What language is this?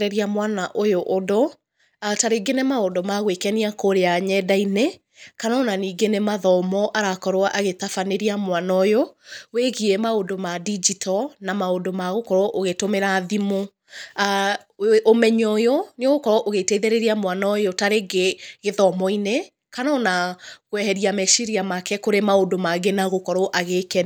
Kikuyu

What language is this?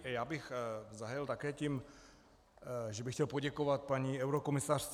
Czech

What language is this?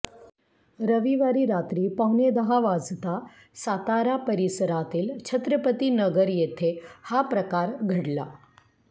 Marathi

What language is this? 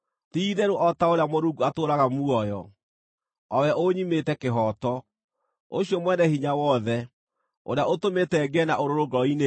Kikuyu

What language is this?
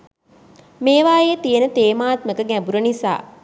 Sinhala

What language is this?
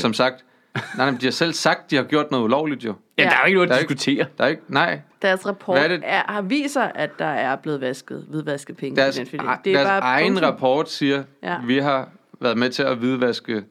Danish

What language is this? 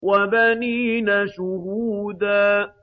Arabic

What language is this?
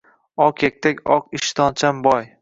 Uzbek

